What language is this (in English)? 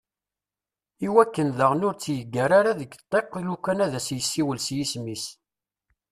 Kabyle